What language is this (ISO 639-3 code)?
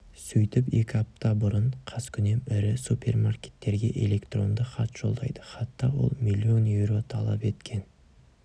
kaz